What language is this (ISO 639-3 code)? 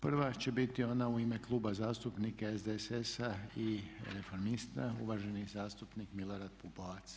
hrv